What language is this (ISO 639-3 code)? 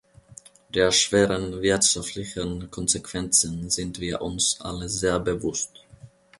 deu